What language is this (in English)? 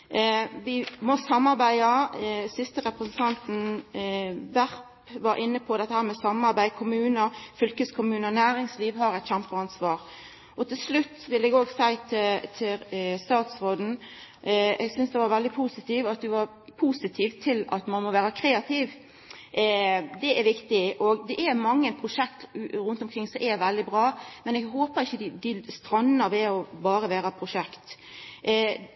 Norwegian Nynorsk